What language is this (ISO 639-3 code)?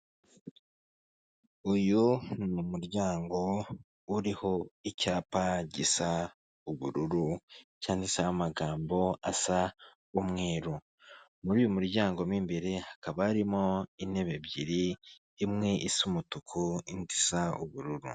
kin